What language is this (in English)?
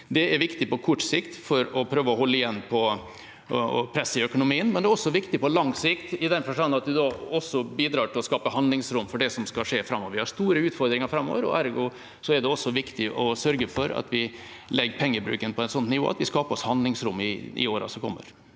Norwegian